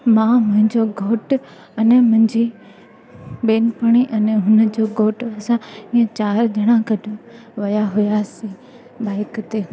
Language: Sindhi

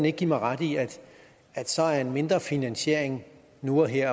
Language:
Danish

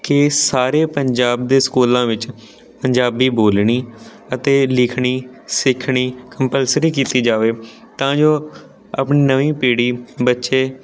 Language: Punjabi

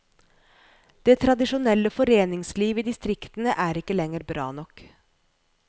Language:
Norwegian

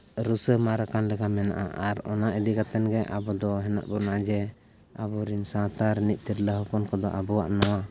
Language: Santali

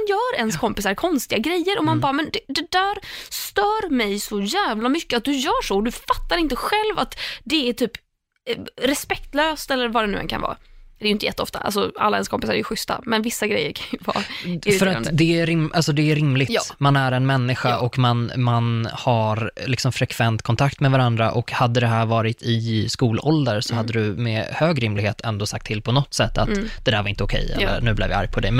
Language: Swedish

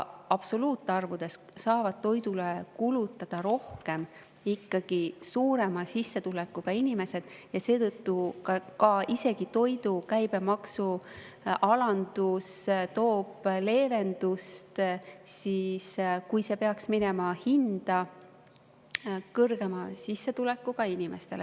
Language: Estonian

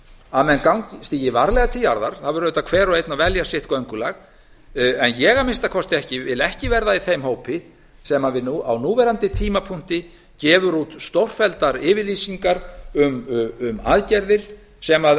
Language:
Icelandic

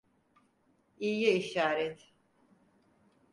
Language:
Turkish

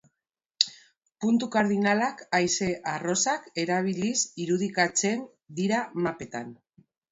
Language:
Basque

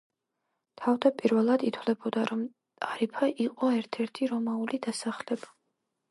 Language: Georgian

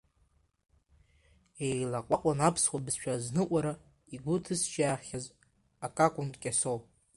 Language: Abkhazian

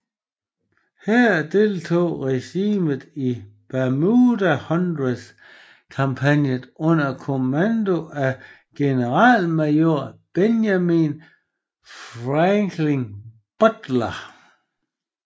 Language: Danish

